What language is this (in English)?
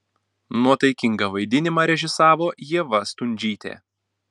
Lithuanian